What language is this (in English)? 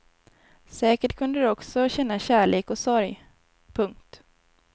Swedish